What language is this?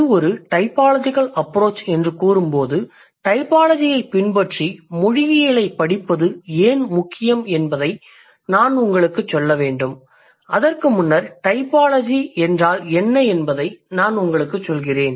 Tamil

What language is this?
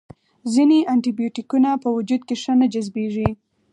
Pashto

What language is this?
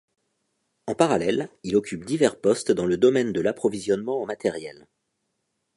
French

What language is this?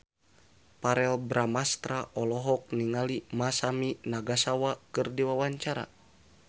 Sundanese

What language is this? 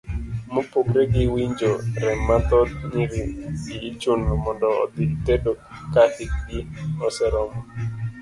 Luo (Kenya and Tanzania)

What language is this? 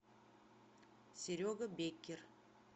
Russian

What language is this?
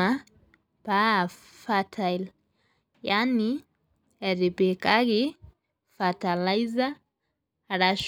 Masai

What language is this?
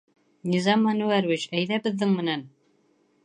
Bashkir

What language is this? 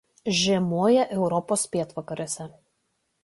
Lithuanian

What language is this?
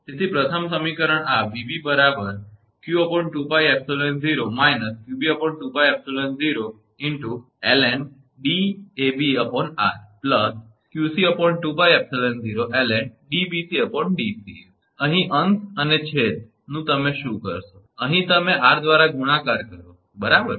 Gujarati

